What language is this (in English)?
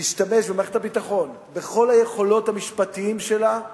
Hebrew